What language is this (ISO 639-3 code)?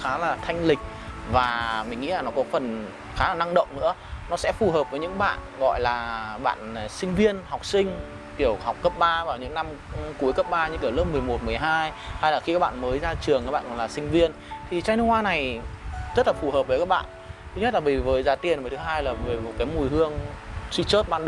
vie